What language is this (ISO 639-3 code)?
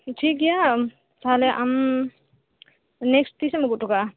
sat